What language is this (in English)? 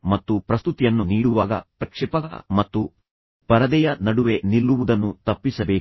Kannada